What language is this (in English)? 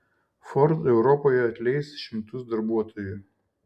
Lithuanian